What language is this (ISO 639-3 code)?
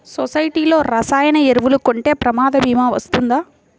tel